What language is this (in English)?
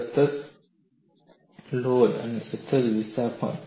Gujarati